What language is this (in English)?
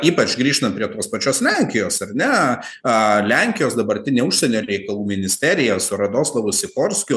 Lithuanian